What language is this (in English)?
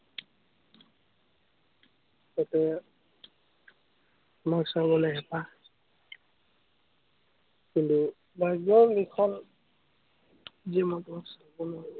Assamese